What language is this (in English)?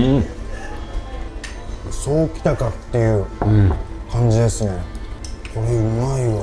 Japanese